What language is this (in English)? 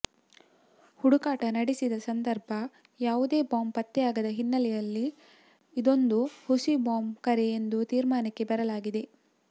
Kannada